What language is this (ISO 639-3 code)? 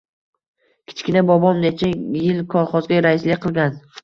uzb